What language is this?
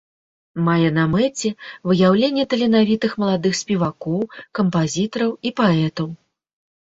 Belarusian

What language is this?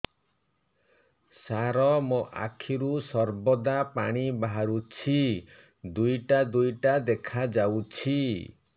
Odia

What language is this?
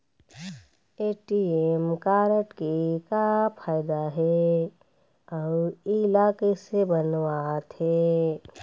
Chhattisgarhi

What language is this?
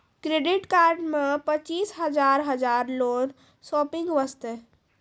Maithili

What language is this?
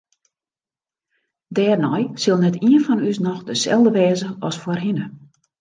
Western Frisian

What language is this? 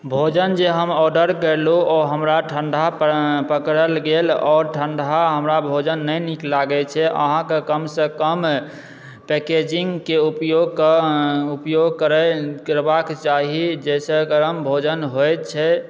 Maithili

